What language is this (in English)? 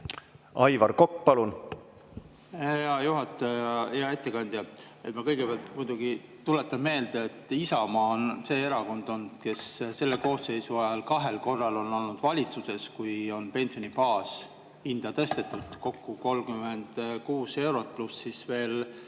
Estonian